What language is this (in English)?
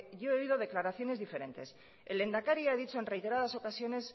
Spanish